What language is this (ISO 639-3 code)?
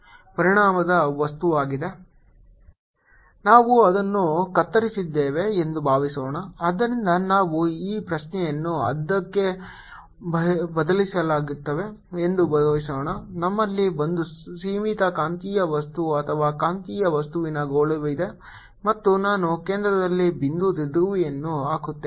kan